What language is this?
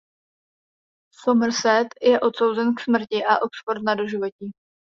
Czech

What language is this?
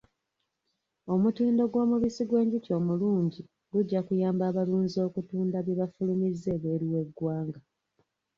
Ganda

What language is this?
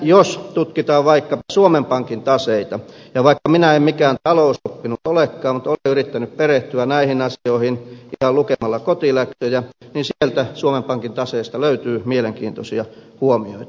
Finnish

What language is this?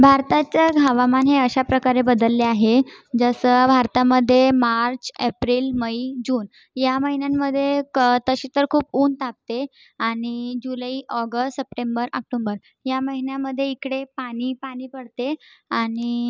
Marathi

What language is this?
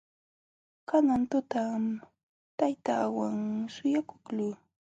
Jauja Wanca Quechua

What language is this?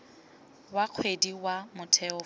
Tswana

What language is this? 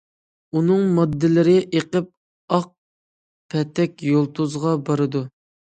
Uyghur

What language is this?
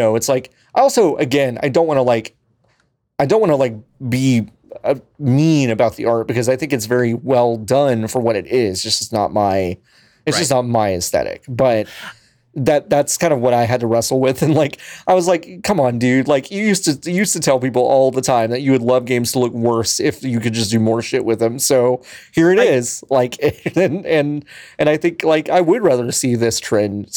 English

